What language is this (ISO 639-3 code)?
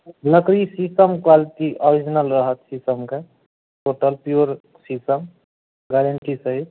mai